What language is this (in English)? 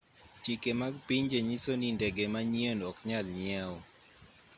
Luo (Kenya and Tanzania)